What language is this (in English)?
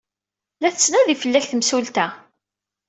Kabyle